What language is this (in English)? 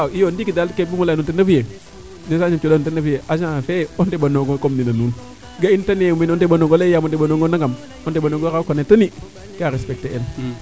Serer